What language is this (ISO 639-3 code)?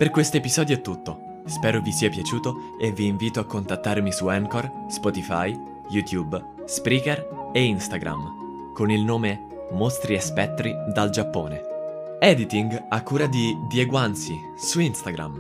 ita